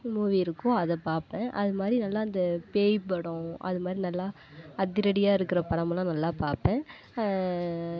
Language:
Tamil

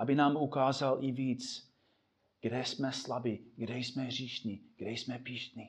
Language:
Czech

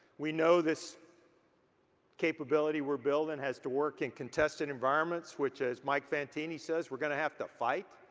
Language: English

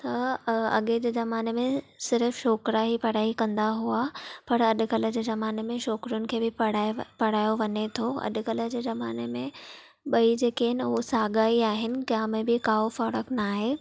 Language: Sindhi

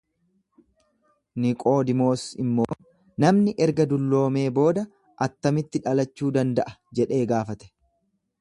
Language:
Oromo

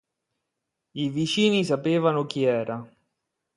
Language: Italian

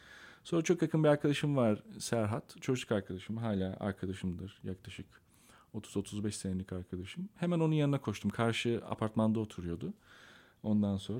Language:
Turkish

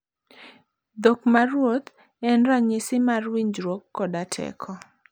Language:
Luo (Kenya and Tanzania)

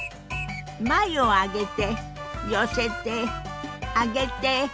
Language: Japanese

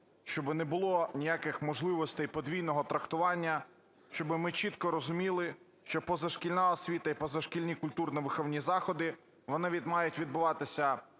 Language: Ukrainian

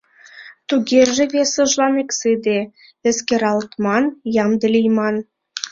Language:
Mari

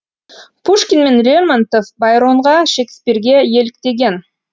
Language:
Kazakh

